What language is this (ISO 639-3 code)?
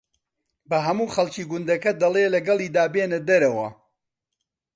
ckb